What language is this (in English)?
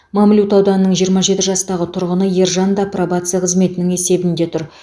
Kazakh